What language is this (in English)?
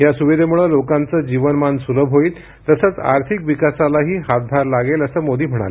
Marathi